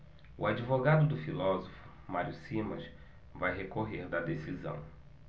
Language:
Portuguese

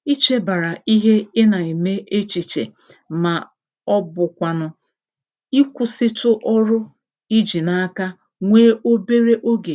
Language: Igbo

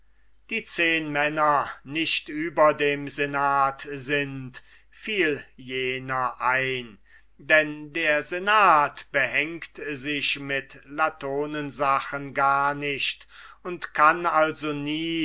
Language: German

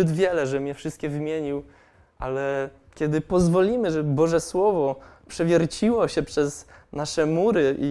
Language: Polish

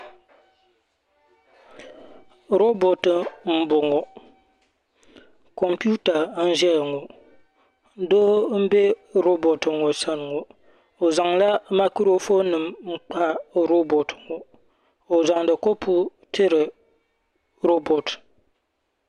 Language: Dagbani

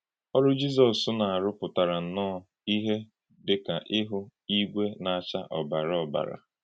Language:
Igbo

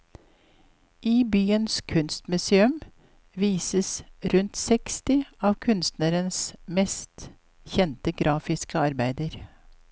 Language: Norwegian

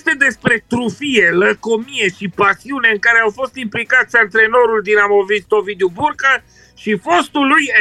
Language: Romanian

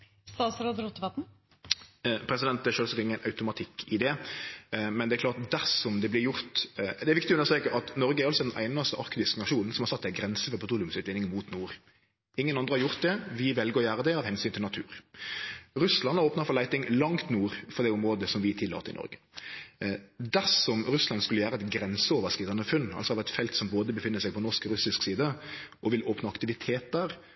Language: Norwegian Nynorsk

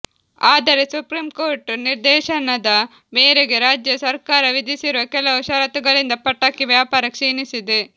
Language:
Kannada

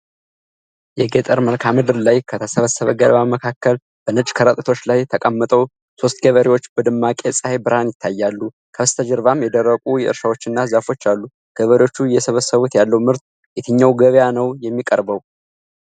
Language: Amharic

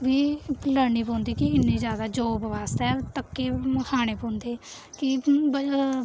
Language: Dogri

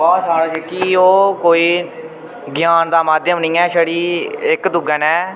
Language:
Dogri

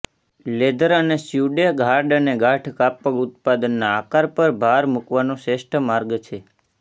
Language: Gujarati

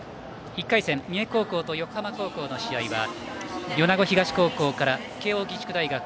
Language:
Japanese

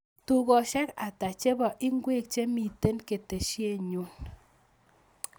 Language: Kalenjin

